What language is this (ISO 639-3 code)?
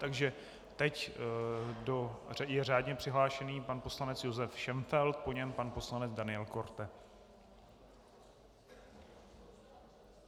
ces